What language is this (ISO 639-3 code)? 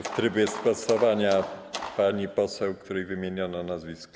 pol